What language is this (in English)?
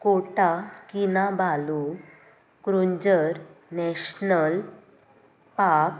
Konkani